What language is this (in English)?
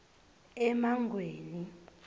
Swati